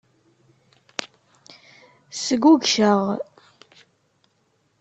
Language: Kabyle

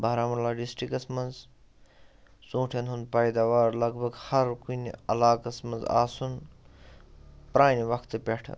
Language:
Kashmiri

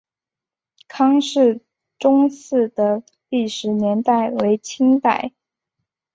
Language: Chinese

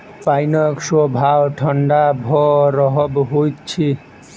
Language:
Maithili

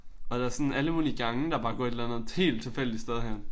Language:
Danish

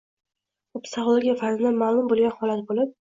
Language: Uzbek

